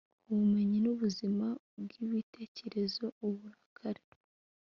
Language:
Kinyarwanda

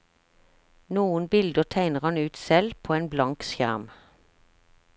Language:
Norwegian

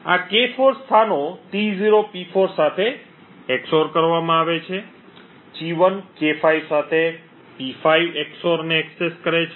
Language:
Gujarati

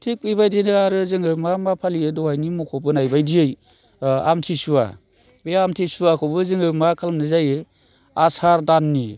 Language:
Bodo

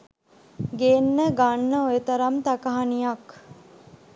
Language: Sinhala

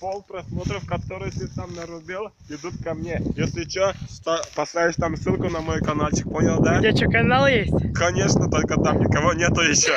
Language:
Russian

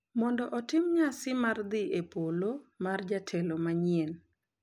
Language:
Luo (Kenya and Tanzania)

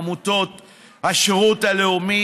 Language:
Hebrew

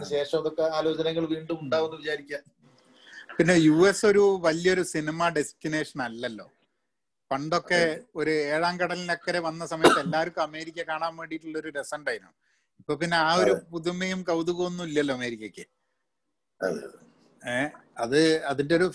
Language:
Malayalam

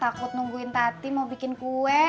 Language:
Indonesian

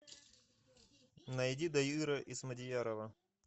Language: Russian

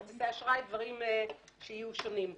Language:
Hebrew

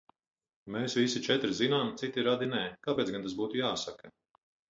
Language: Latvian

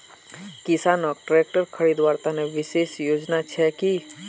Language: Magahi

